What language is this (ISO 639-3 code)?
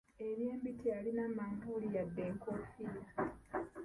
lug